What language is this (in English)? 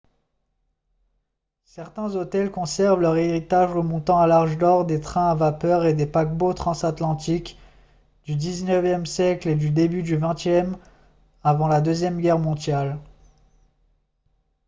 French